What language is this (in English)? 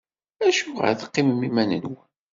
Kabyle